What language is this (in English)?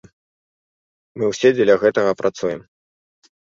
Belarusian